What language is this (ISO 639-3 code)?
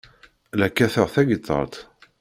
kab